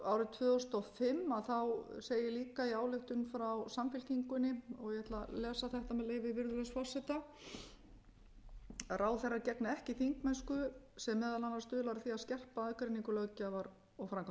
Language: Icelandic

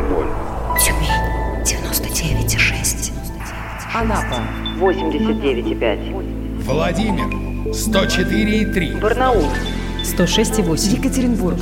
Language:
Russian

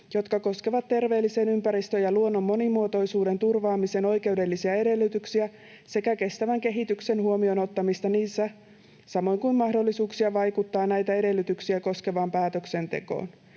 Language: Finnish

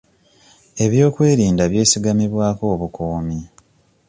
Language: Ganda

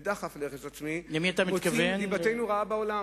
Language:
Hebrew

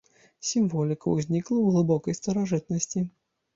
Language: Belarusian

